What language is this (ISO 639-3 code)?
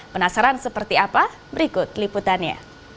ind